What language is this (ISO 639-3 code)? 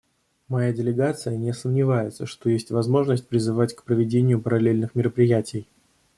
rus